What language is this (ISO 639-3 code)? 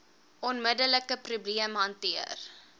afr